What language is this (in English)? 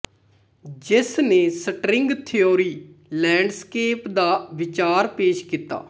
Punjabi